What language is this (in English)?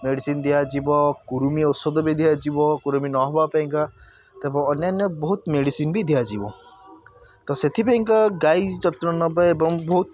Odia